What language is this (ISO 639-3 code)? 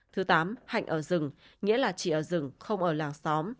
vie